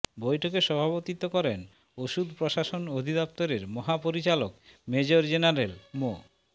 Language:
Bangla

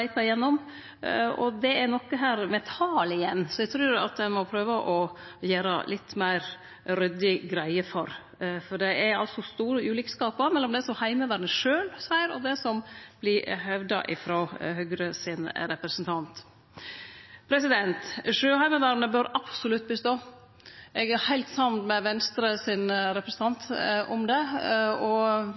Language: Norwegian Nynorsk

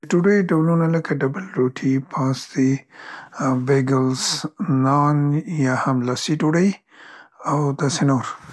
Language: Central Pashto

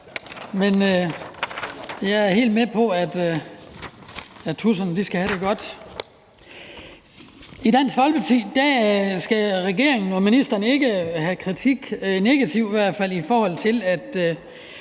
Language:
Danish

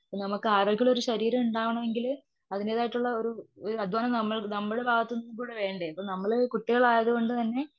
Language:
Malayalam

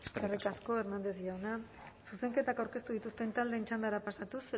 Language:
Basque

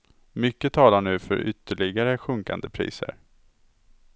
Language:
Swedish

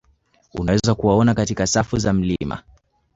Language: Swahili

